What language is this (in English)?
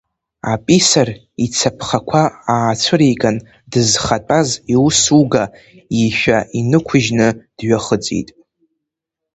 Abkhazian